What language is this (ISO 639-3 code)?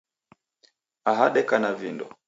dav